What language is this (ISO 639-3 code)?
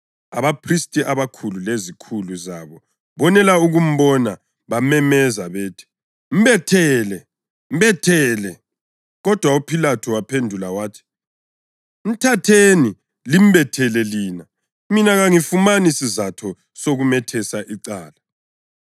nde